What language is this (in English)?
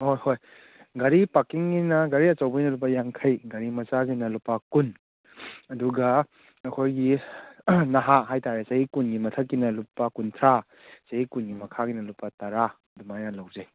Manipuri